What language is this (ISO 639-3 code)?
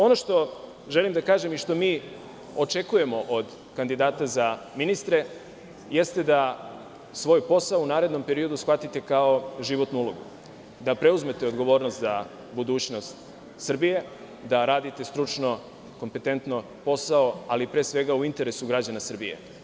srp